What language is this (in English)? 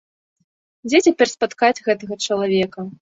Belarusian